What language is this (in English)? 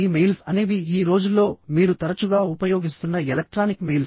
Telugu